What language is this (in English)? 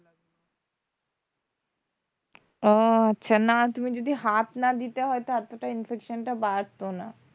Bangla